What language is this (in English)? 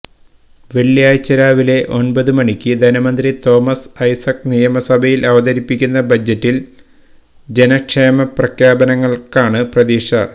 Malayalam